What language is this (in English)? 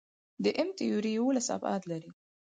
Pashto